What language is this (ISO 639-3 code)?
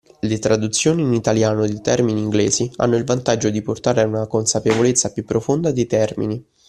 ita